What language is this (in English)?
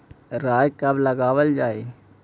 Magahi